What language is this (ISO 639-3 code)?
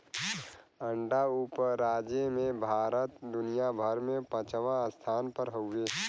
bho